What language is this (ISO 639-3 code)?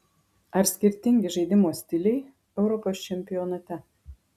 lit